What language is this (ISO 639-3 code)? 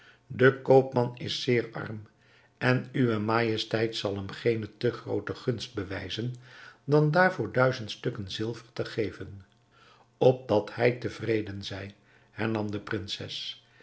nld